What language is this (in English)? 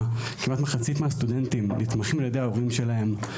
Hebrew